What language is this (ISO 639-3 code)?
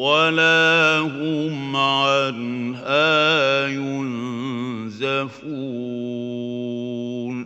ara